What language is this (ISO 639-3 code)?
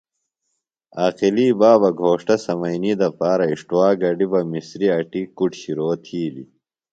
phl